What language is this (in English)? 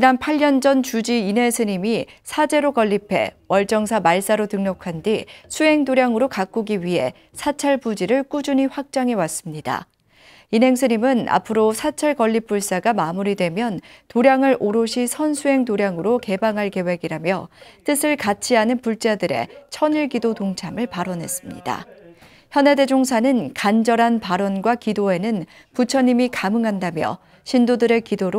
Korean